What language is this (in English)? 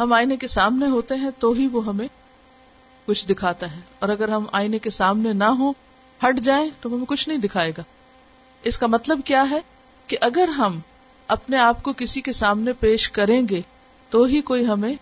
Urdu